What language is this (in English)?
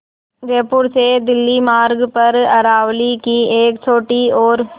Hindi